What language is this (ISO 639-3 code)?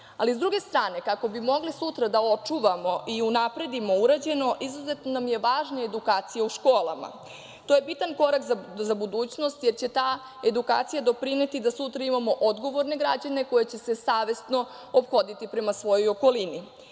srp